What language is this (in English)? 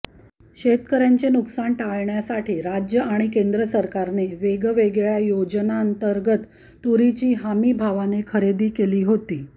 Marathi